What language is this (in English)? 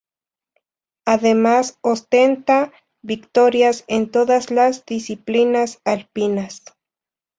Spanish